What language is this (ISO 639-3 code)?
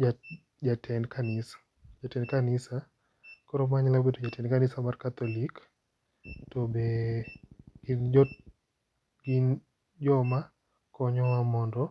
luo